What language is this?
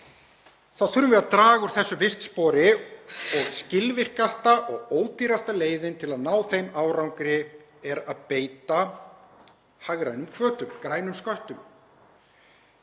Icelandic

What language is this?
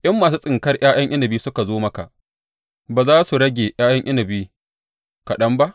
Hausa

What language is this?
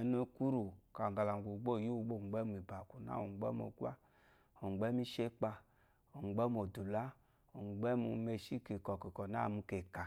Eloyi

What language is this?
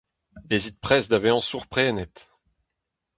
Breton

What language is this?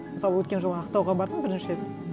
Kazakh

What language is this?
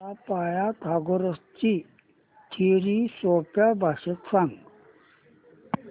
Marathi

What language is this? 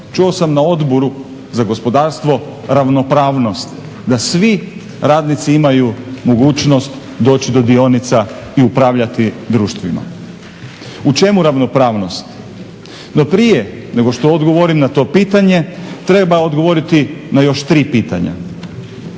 Croatian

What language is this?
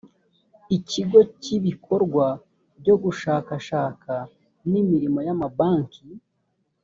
Kinyarwanda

